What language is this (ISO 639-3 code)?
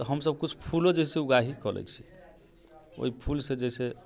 mai